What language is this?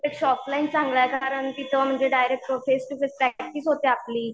Marathi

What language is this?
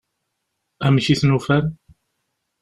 Kabyle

